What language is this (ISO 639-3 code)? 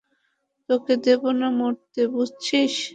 ben